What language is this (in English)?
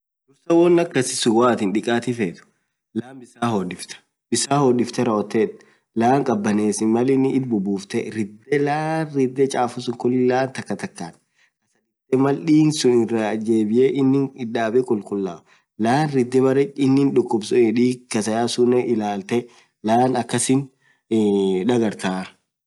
Orma